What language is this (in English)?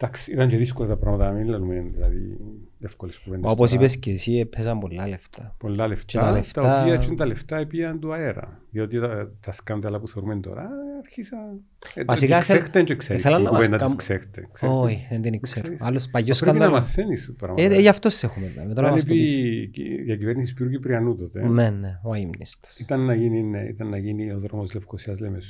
Greek